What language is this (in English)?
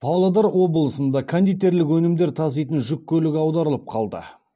Kazakh